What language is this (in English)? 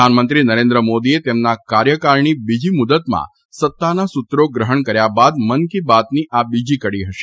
Gujarati